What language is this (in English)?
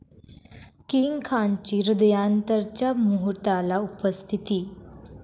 Marathi